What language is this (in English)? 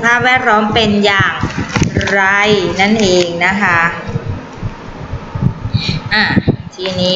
Thai